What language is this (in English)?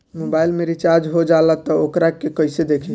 Bhojpuri